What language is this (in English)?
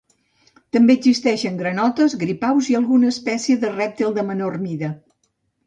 Catalan